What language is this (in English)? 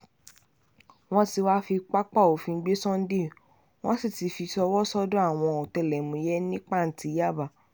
Yoruba